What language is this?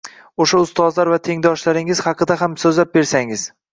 Uzbek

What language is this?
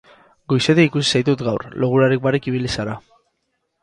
Basque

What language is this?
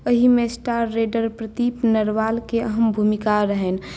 Maithili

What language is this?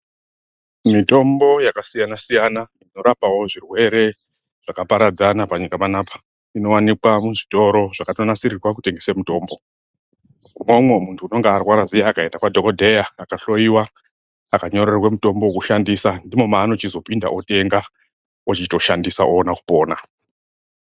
Ndau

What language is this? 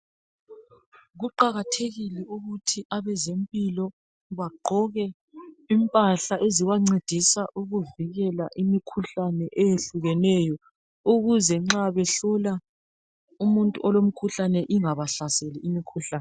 North Ndebele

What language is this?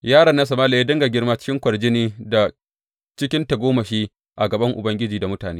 Hausa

